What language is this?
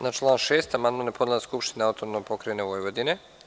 Serbian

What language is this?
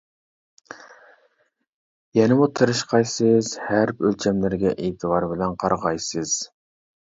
Uyghur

